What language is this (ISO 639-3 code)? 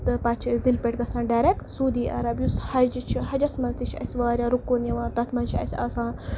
kas